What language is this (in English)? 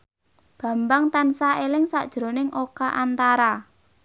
Javanese